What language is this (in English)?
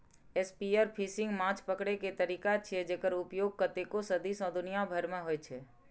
Maithili